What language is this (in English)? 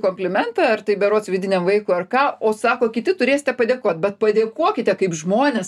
Lithuanian